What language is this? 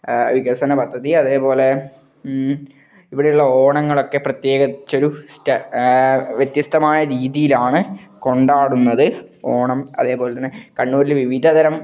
Malayalam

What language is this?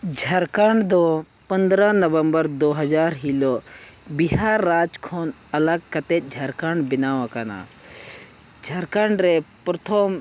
Santali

